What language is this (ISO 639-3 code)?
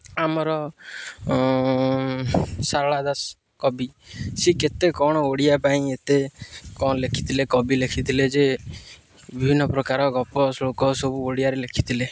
ori